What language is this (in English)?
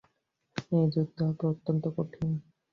Bangla